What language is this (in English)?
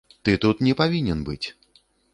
Belarusian